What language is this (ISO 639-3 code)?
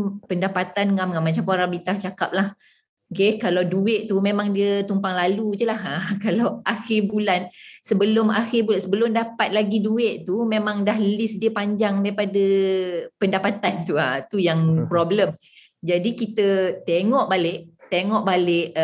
msa